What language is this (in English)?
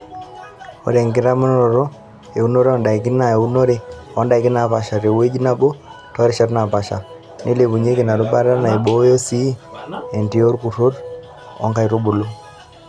Masai